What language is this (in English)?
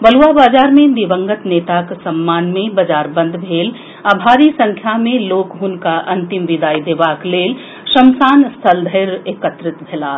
Maithili